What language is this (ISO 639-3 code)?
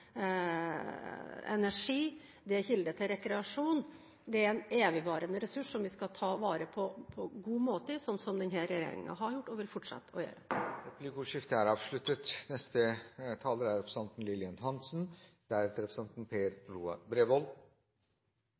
nor